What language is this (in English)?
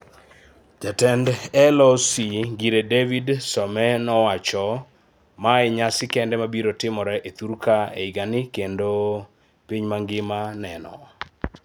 Luo (Kenya and Tanzania)